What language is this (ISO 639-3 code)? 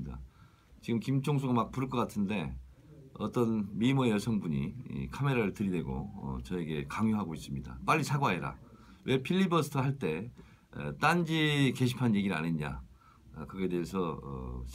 kor